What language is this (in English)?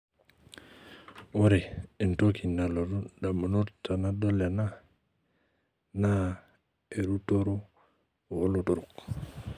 Masai